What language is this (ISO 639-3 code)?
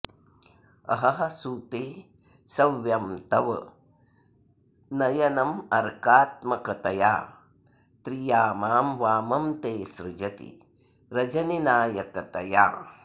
san